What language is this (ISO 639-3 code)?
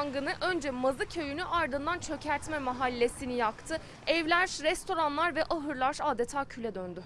tur